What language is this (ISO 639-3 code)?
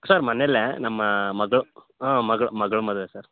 kan